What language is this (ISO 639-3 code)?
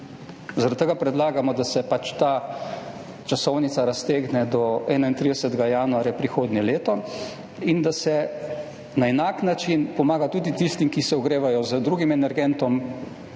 slv